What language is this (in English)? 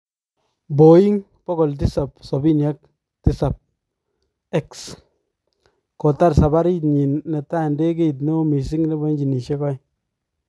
Kalenjin